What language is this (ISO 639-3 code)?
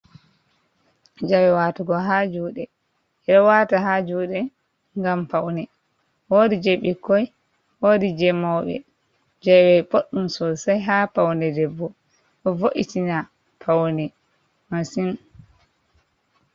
ful